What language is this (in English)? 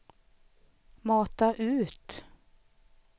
Swedish